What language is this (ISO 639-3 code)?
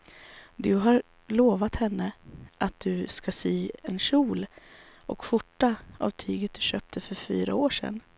swe